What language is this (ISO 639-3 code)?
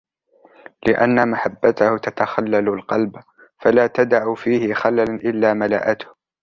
ara